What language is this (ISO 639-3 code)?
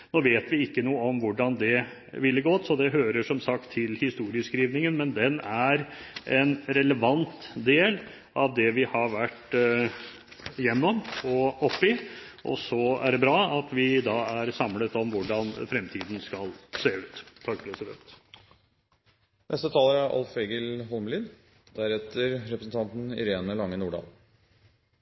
nor